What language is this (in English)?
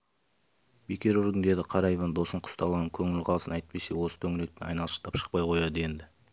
Kazakh